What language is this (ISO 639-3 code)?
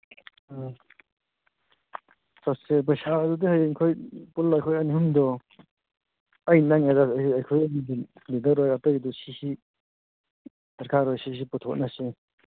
mni